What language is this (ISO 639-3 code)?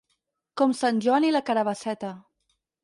cat